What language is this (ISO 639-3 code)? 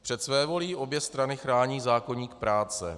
ces